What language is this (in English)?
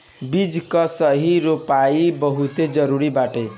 Bhojpuri